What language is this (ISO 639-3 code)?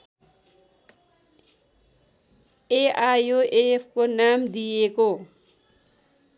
nep